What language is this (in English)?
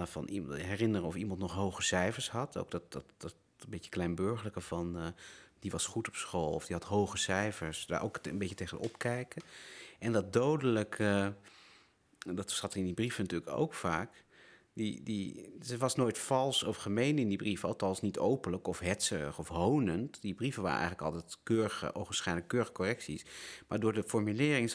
Dutch